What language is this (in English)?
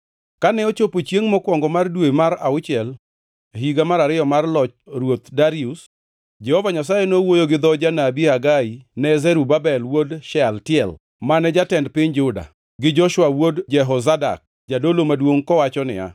Luo (Kenya and Tanzania)